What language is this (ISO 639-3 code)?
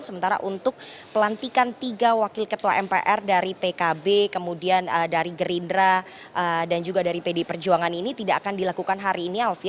ind